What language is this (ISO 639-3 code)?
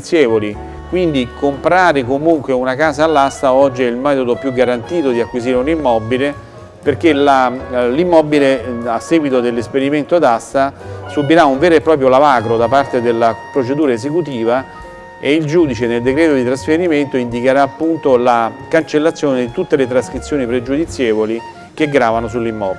ita